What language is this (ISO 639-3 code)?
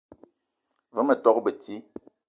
eto